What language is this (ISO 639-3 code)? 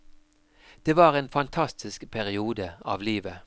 nor